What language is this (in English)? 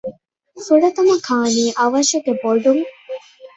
Divehi